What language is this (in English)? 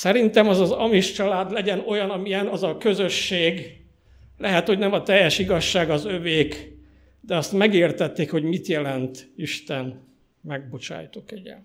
Hungarian